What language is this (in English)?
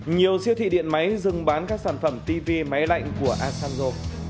Vietnamese